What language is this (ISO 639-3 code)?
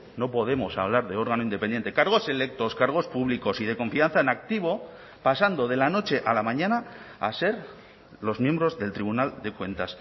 spa